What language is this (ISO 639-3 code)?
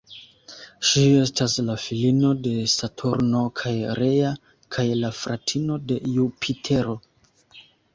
epo